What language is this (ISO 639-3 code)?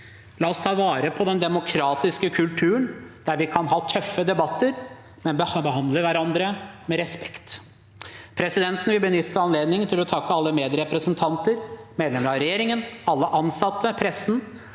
nor